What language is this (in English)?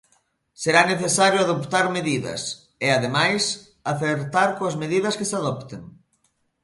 Galician